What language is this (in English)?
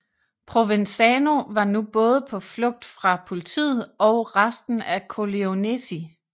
Danish